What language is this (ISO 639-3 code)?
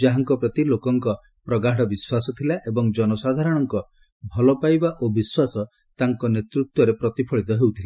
ori